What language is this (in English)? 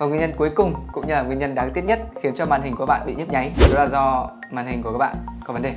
Vietnamese